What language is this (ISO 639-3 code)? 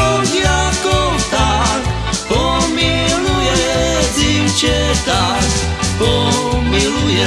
slk